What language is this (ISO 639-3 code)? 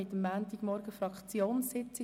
gsw